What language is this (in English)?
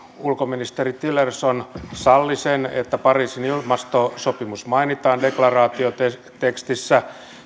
Finnish